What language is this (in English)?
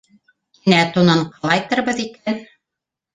Bashkir